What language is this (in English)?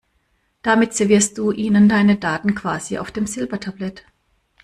German